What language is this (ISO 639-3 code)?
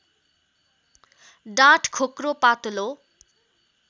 nep